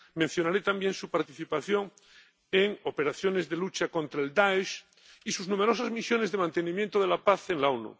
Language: Spanish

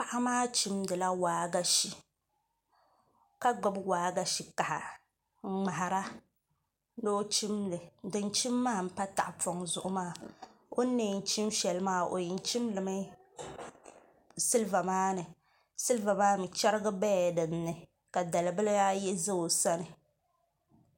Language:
Dagbani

